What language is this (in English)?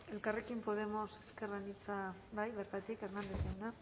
Basque